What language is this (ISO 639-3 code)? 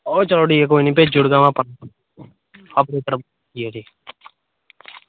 doi